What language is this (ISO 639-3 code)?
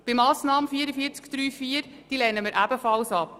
gsw